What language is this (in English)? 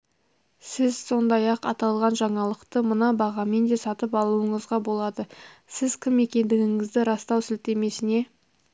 Kazakh